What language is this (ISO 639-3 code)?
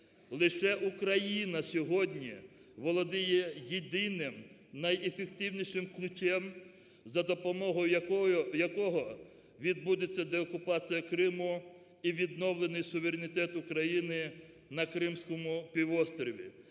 ukr